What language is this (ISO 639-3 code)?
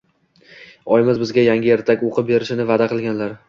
uzb